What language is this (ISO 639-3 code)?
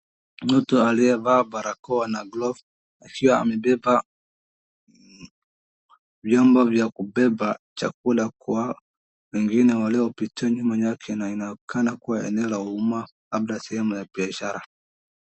swa